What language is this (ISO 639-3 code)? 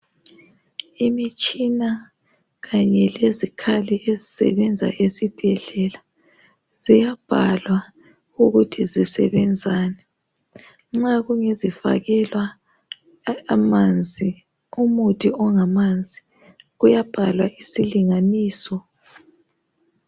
nde